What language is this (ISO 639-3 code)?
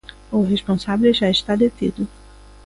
glg